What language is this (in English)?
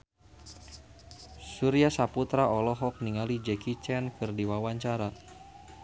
Sundanese